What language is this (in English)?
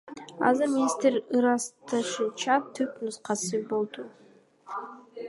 Kyrgyz